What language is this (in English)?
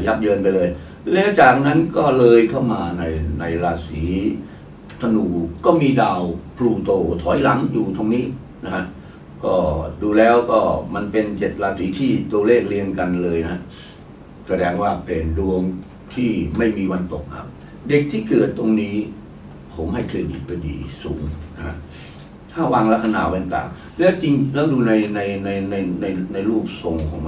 Thai